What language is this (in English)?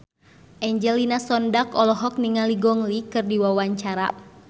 Sundanese